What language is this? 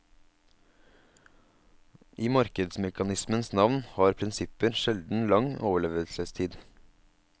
Norwegian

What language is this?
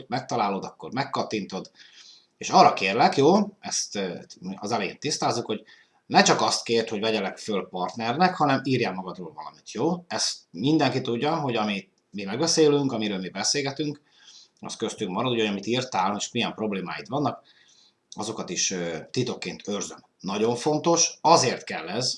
Hungarian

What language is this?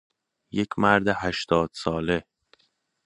Persian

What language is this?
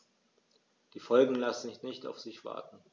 German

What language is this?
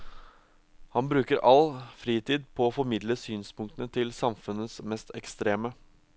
Norwegian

